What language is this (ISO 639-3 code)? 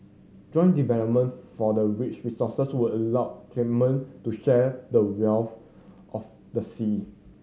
eng